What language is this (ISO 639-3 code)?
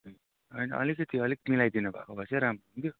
nep